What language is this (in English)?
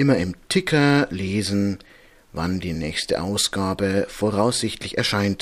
German